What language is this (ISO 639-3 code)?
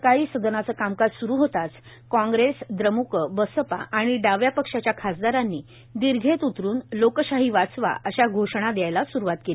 mar